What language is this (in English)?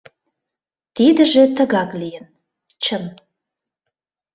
Mari